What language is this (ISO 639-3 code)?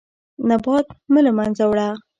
pus